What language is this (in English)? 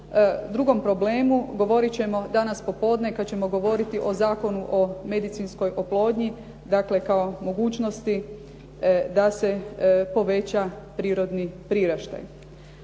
Croatian